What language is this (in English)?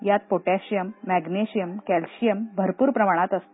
Marathi